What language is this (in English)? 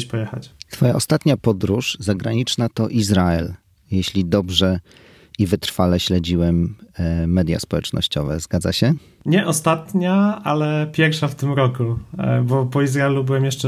Polish